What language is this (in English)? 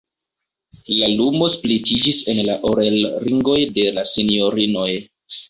Esperanto